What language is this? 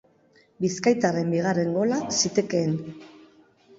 Basque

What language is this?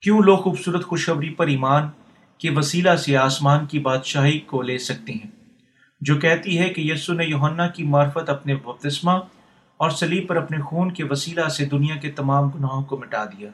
Urdu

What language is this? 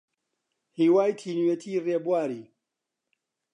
Central Kurdish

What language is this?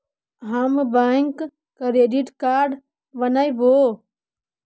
Magahi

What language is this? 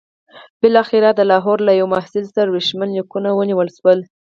Pashto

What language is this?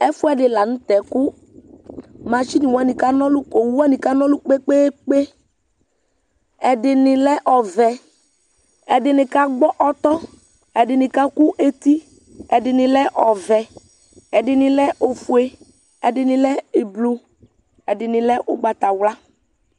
Ikposo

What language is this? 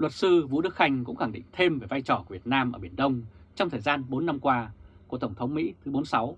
Vietnamese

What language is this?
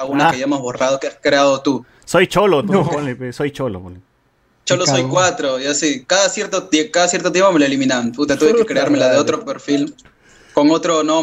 Spanish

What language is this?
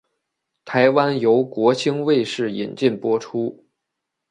Chinese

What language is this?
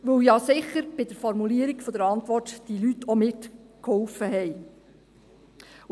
Swiss German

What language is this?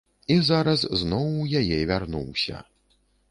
Belarusian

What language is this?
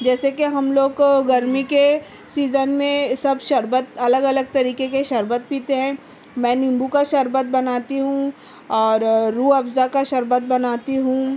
Urdu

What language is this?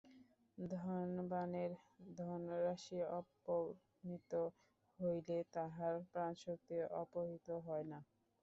Bangla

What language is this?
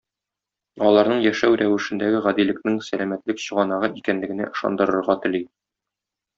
Tatar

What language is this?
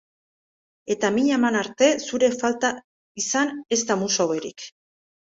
Basque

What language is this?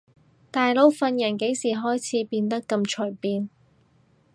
Cantonese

